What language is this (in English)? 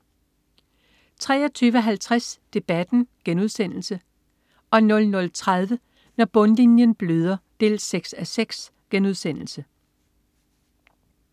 Danish